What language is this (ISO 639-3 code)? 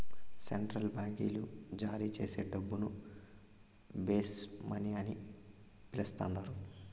tel